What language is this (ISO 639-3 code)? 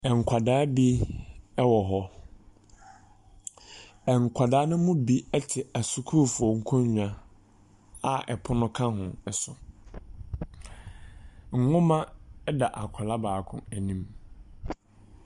aka